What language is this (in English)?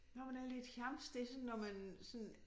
Danish